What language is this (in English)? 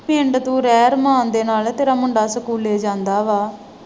Punjabi